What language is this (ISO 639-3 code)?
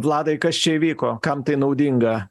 lit